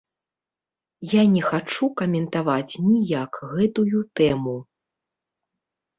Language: Belarusian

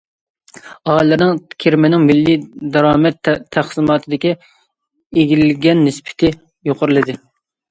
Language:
Uyghur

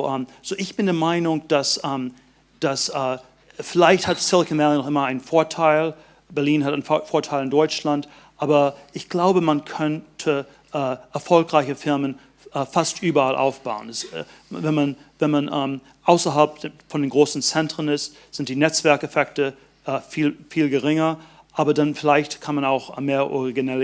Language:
German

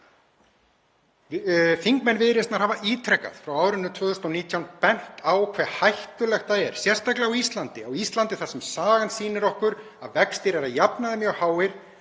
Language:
Icelandic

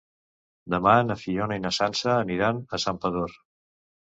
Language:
Catalan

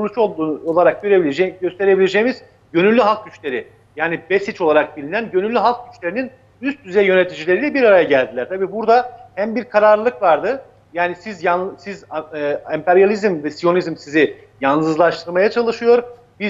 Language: Turkish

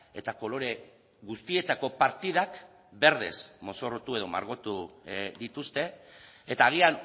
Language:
Basque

